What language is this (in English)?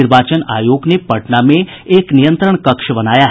Hindi